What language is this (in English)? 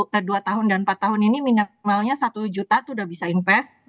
Indonesian